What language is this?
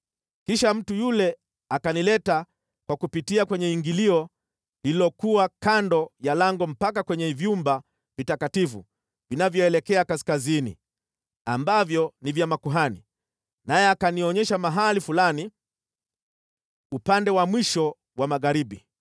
Swahili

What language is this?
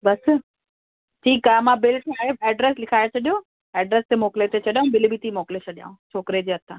Sindhi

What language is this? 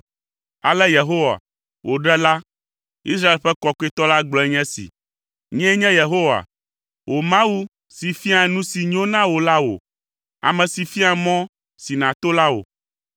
Ewe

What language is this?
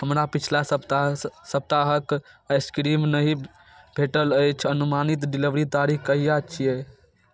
Maithili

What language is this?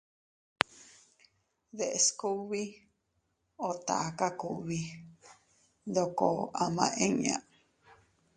Teutila Cuicatec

